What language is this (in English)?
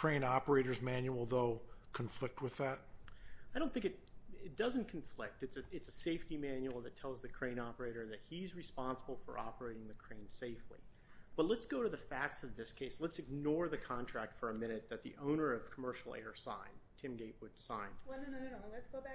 English